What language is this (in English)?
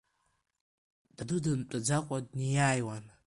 Abkhazian